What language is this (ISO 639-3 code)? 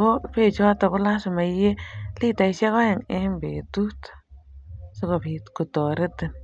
kln